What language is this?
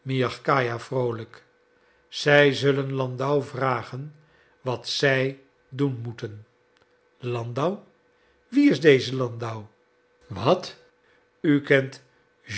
Dutch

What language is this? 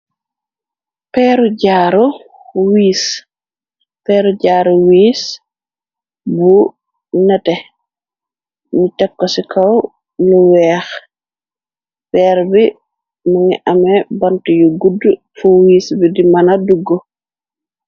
Wolof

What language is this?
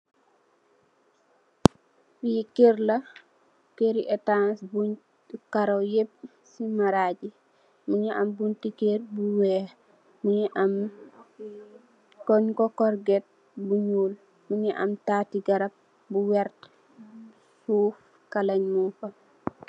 Wolof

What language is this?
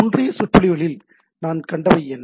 Tamil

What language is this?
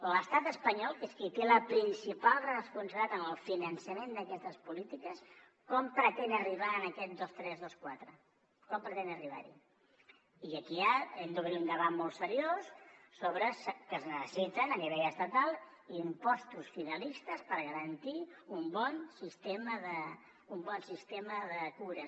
Catalan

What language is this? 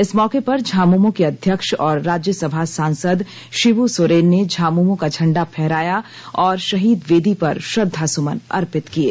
Hindi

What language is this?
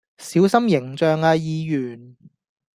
Cantonese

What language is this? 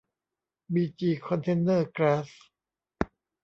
Thai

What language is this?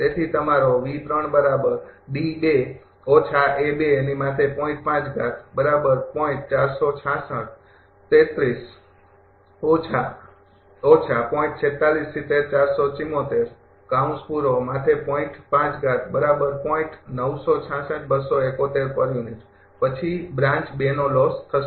Gujarati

